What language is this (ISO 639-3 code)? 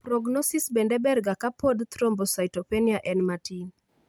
luo